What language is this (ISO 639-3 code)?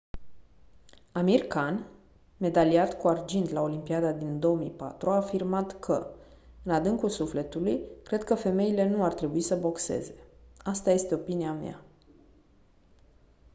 ron